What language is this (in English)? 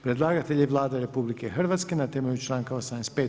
Croatian